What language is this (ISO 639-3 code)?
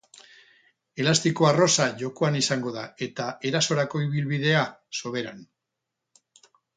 eus